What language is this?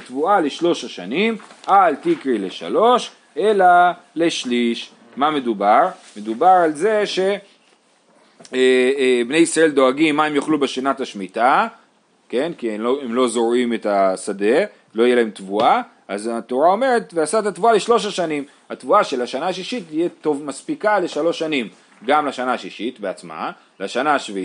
Hebrew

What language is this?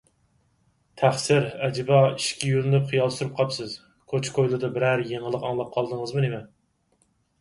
Uyghur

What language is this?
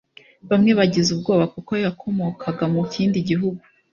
Kinyarwanda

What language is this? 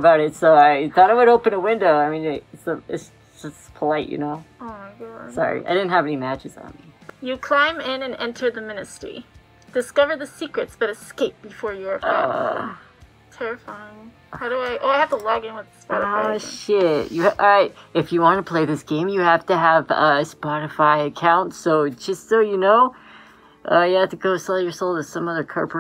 English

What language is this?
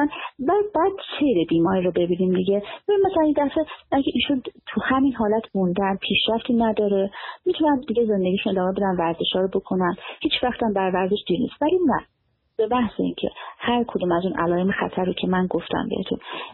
Persian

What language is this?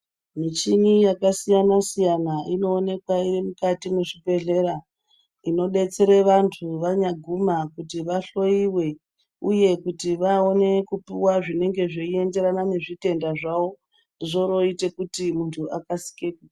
Ndau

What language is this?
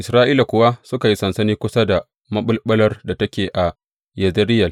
Hausa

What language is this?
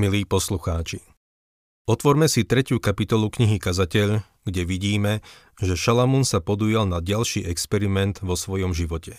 Slovak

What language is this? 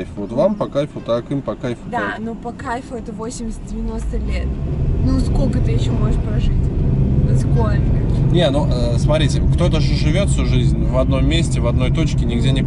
Russian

